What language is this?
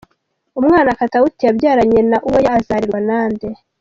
Kinyarwanda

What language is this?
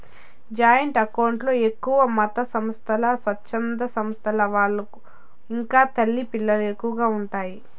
Telugu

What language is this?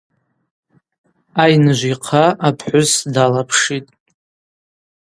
Abaza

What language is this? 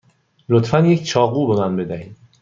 Persian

